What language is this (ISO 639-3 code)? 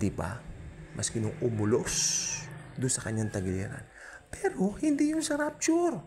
fil